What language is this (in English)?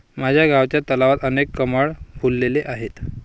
Marathi